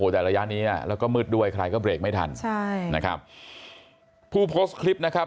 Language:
Thai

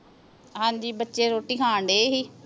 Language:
Punjabi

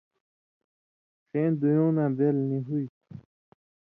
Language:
Indus Kohistani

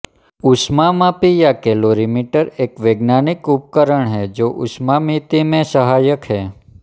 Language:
Hindi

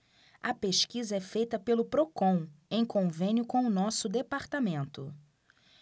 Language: Portuguese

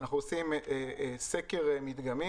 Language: Hebrew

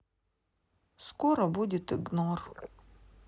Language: Russian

